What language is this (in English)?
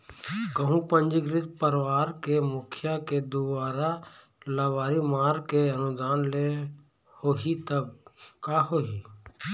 Chhattisgarhi